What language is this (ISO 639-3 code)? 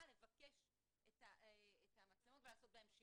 heb